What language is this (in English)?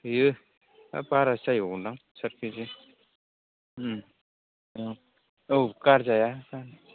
Bodo